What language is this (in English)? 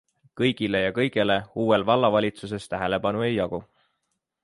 Estonian